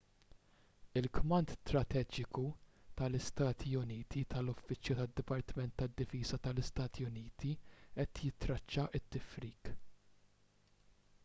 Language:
Maltese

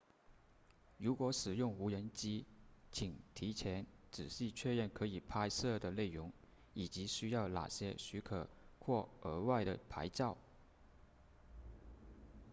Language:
Chinese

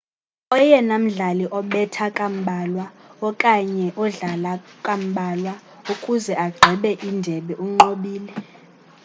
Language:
Xhosa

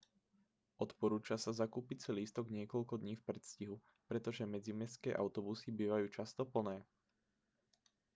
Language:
Slovak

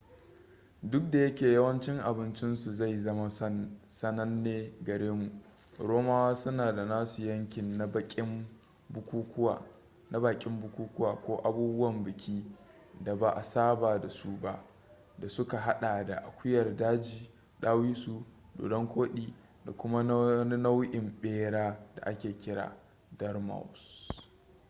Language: Hausa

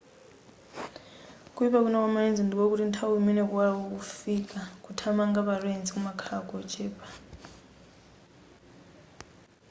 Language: Nyanja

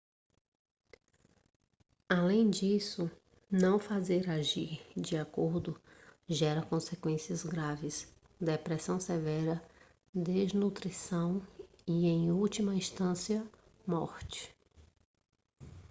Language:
Portuguese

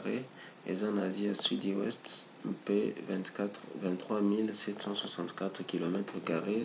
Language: Lingala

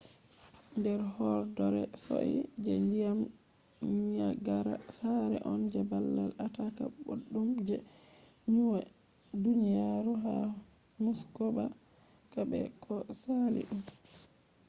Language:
Fula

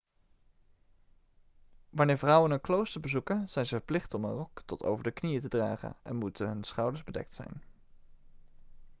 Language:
Dutch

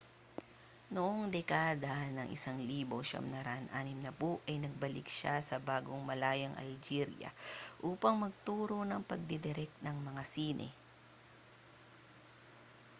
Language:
Filipino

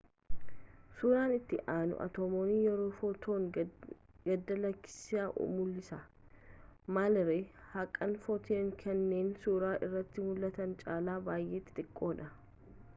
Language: Oromo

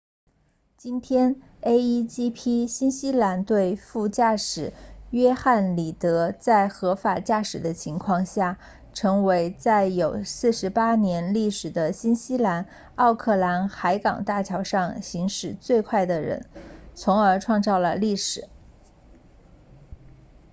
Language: Chinese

